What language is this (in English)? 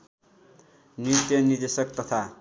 Nepali